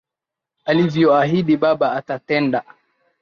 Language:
Swahili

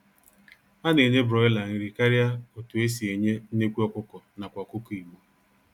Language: Igbo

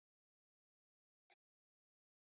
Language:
Icelandic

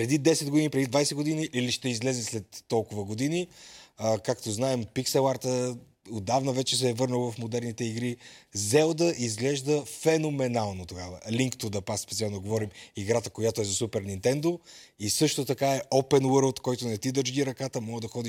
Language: Bulgarian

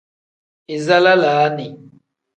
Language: Tem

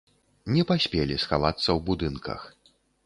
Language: Belarusian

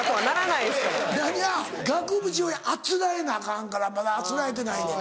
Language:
Japanese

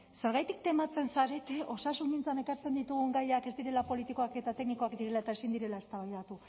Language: Basque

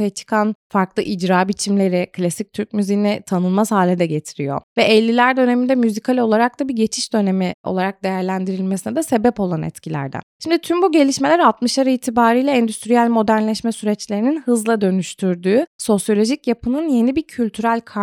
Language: Turkish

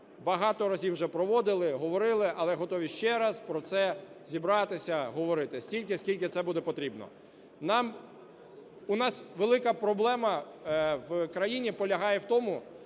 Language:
Ukrainian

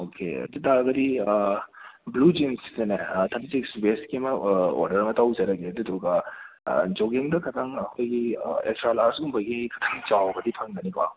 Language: Manipuri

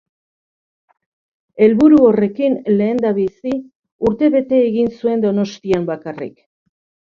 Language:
Basque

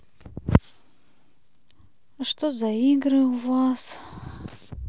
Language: Russian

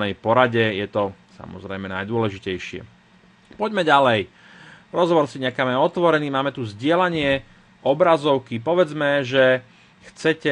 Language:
Slovak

